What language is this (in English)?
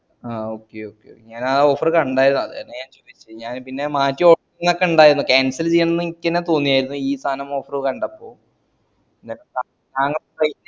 Malayalam